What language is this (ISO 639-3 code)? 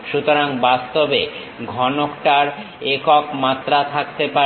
ben